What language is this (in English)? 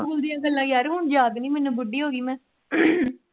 Punjabi